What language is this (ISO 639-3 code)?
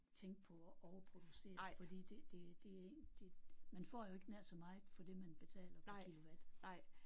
dan